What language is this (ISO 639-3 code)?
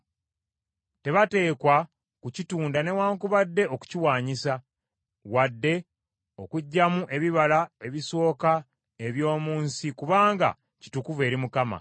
lug